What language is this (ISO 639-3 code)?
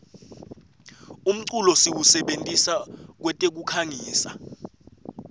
ssw